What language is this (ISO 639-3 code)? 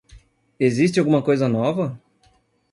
por